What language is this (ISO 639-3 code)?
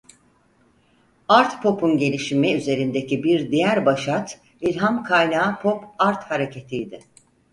tur